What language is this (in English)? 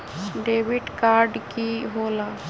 Magahi